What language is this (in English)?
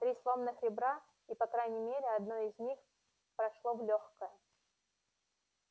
Russian